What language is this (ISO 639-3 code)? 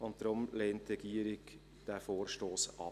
gsw